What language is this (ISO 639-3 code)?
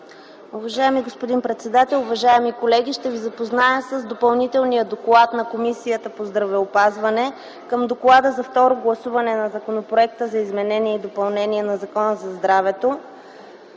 bul